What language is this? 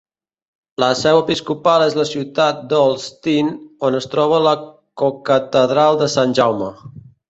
Catalan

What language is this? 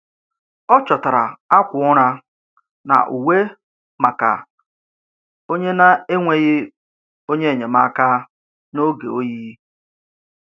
Igbo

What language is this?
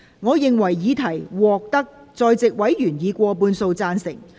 Cantonese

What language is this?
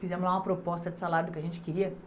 Portuguese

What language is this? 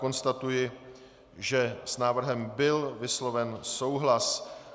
Czech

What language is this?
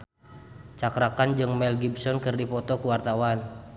Sundanese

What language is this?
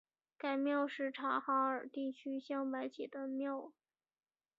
Chinese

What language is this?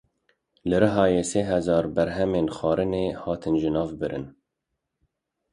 Kurdish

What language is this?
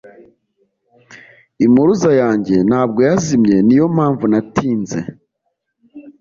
Kinyarwanda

